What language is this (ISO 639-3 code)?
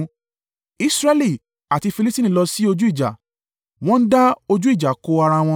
yor